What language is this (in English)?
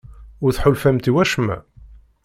Kabyle